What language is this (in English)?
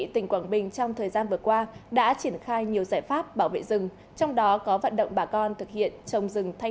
Vietnamese